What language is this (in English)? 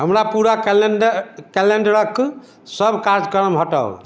Maithili